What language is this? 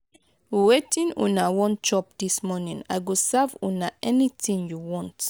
Nigerian Pidgin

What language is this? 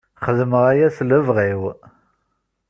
Kabyle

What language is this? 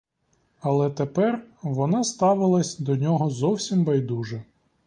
Ukrainian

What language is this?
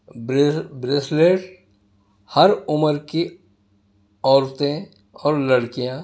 Urdu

